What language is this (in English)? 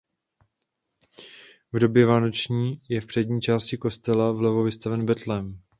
Czech